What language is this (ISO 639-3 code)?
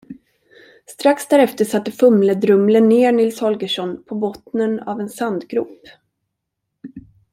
swe